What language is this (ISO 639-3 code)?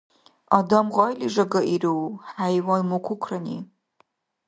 dar